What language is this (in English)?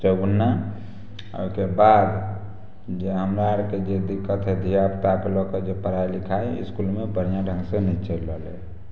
Maithili